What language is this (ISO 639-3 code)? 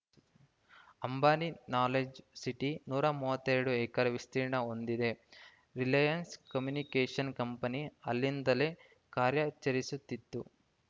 kan